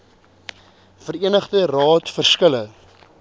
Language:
Afrikaans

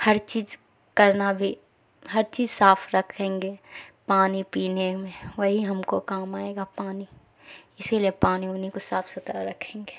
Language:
Urdu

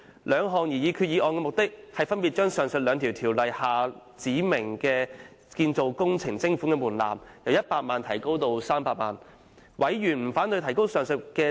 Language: Cantonese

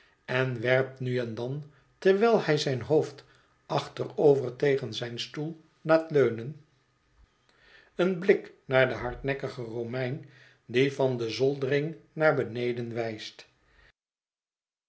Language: Dutch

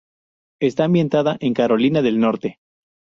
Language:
Spanish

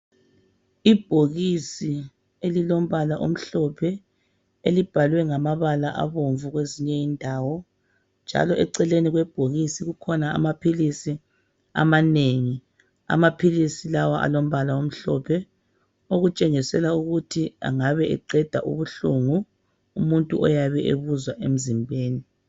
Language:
North Ndebele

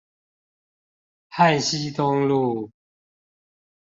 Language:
Chinese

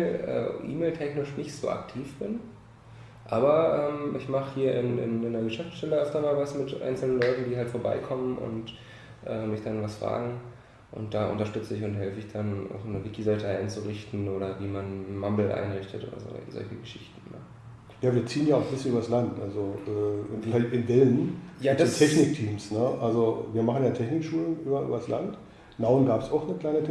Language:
German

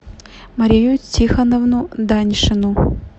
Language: Russian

